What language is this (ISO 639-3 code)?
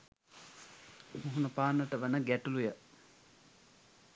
sin